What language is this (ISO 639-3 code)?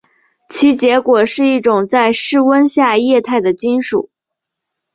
zho